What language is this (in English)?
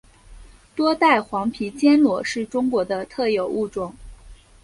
Chinese